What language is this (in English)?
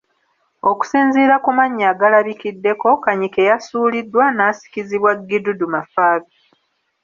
Ganda